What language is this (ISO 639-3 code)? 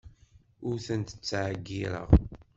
kab